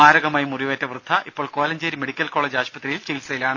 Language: Malayalam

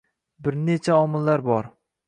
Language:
Uzbek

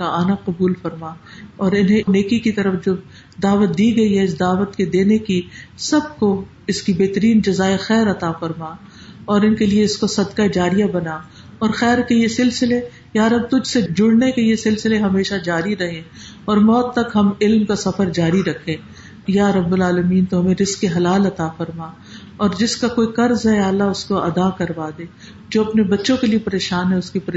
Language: Urdu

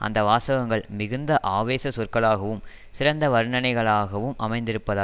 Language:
Tamil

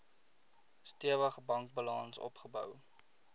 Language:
Afrikaans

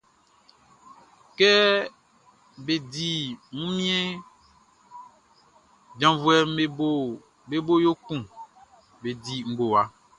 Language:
Baoulé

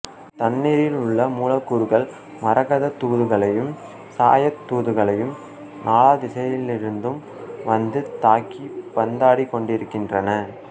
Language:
Tamil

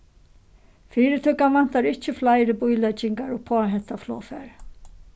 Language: Faroese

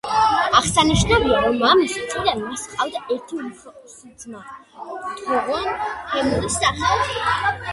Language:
Georgian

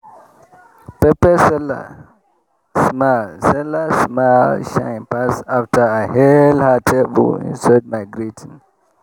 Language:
Nigerian Pidgin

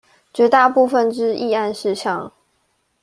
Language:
Chinese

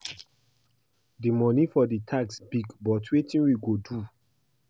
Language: Nigerian Pidgin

